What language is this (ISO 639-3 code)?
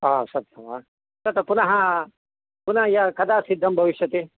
san